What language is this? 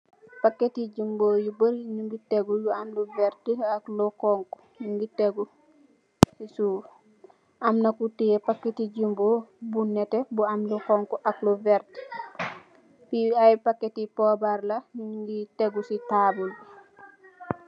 Wolof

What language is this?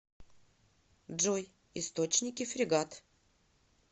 Russian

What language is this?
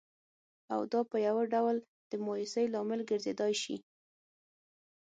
Pashto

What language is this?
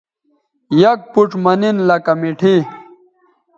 Bateri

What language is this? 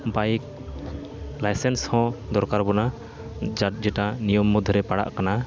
Santali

